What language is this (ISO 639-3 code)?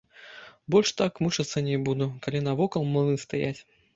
bel